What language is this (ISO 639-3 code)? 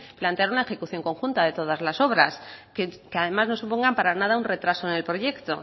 spa